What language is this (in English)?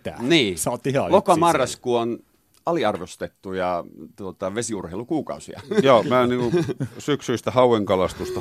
Finnish